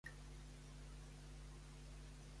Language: Catalan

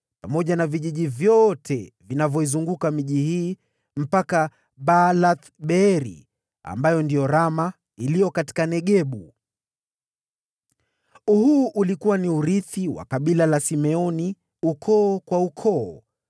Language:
Swahili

